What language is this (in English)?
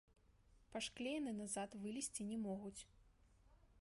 Belarusian